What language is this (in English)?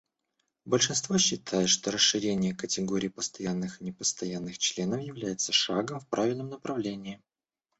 Russian